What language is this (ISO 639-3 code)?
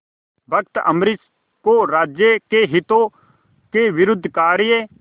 hin